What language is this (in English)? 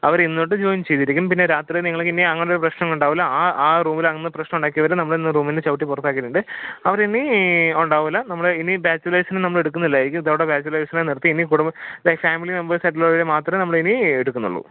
Malayalam